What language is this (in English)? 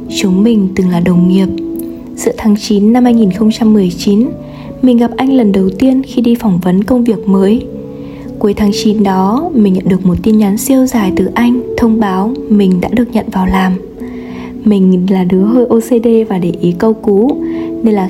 Vietnamese